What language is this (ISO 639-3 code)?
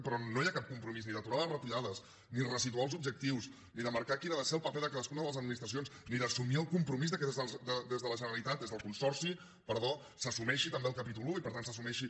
cat